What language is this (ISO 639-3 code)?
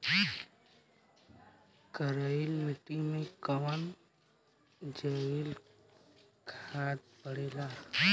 bho